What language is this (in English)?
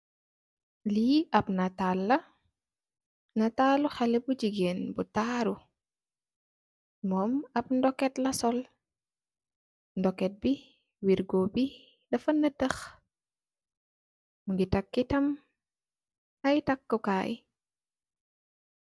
Wolof